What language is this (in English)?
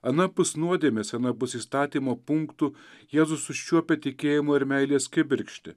Lithuanian